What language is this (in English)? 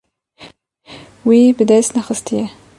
Kurdish